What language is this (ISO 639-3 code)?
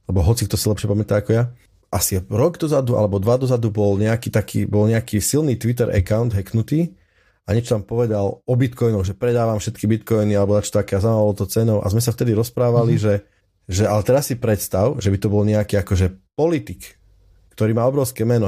slk